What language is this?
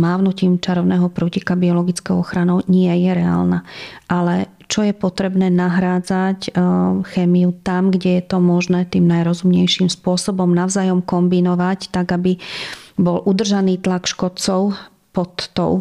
Slovak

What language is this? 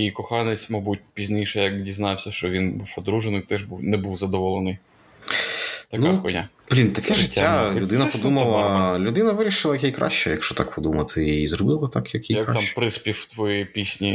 Ukrainian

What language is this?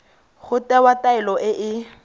Tswana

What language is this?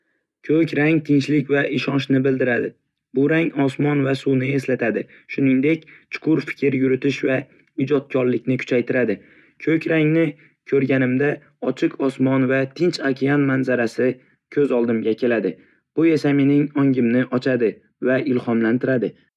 Uzbek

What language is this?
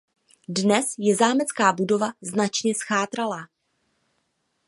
Czech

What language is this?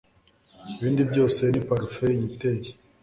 Kinyarwanda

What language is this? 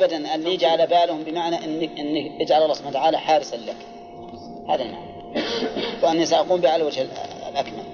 Arabic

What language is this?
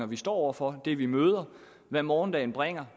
Danish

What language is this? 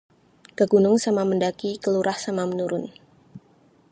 Indonesian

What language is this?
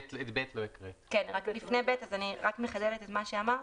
Hebrew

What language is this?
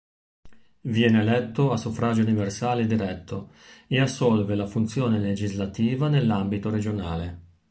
Italian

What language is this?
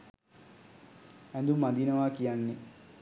Sinhala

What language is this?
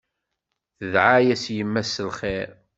Kabyle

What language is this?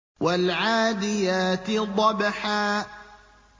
Arabic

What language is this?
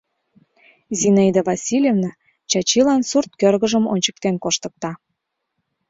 Mari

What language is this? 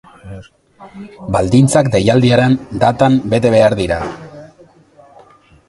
Basque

